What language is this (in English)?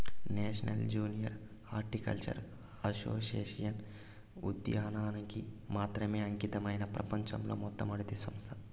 Telugu